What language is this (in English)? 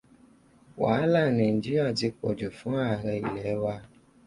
Yoruba